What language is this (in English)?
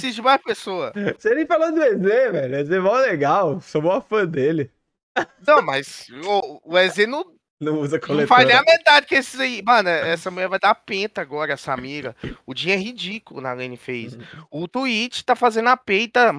Portuguese